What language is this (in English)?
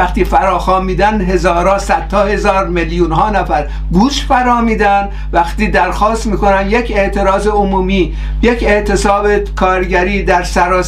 Persian